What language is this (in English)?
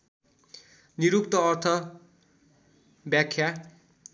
Nepali